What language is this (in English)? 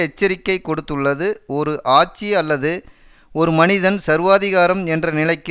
Tamil